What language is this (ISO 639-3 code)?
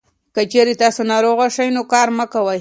pus